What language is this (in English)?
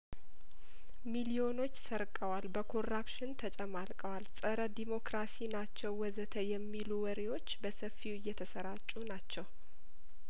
Amharic